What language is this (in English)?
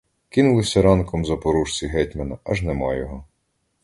Ukrainian